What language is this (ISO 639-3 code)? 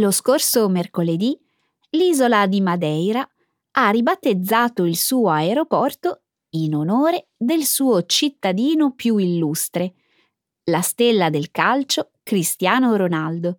ita